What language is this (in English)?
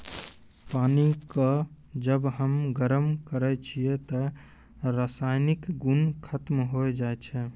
Maithili